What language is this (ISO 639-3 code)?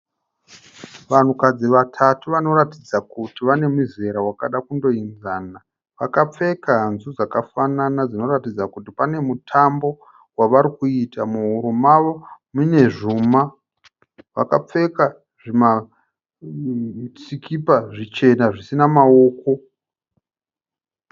sna